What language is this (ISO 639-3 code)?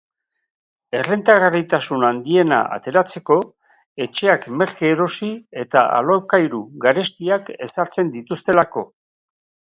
eus